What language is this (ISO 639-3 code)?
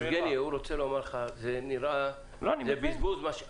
heb